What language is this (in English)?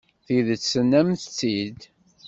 Kabyle